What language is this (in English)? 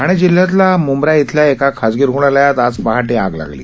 Marathi